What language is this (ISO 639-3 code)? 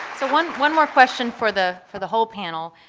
eng